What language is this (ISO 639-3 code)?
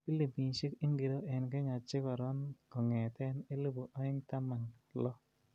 kln